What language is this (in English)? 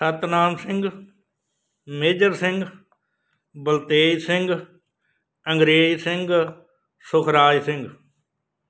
Punjabi